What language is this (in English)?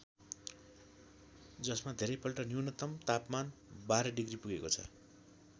Nepali